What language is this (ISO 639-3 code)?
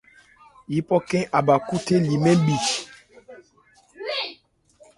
ebr